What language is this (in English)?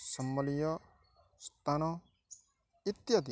Odia